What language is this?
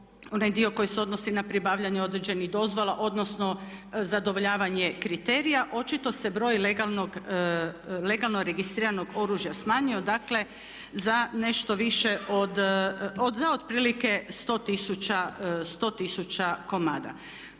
Croatian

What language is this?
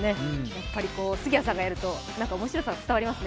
Japanese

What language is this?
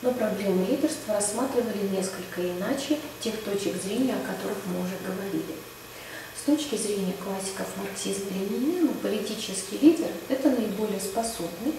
Russian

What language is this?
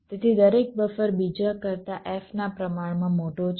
Gujarati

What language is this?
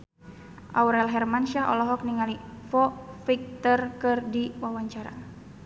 Sundanese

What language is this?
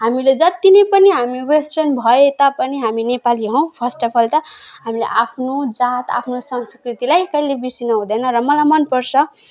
Nepali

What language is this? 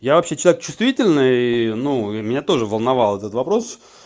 Russian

